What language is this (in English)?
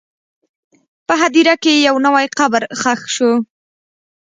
Pashto